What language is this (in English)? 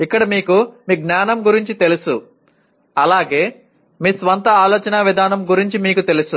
Telugu